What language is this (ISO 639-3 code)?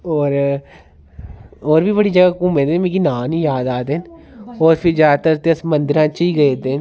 doi